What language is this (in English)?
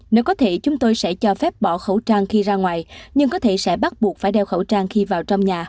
Vietnamese